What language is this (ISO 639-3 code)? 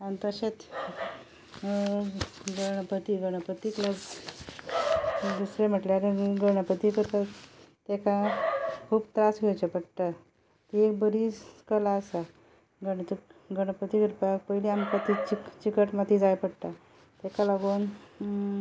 kok